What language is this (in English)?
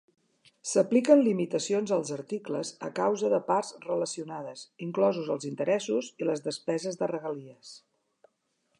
Catalan